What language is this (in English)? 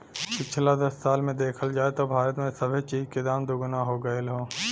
Bhojpuri